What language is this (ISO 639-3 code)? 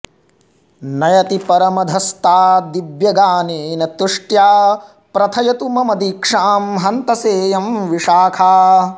san